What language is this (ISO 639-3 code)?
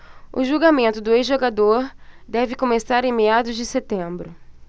por